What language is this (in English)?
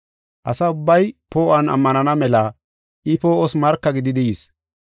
Gofa